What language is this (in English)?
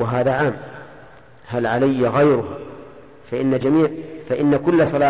Arabic